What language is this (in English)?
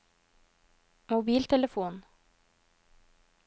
Norwegian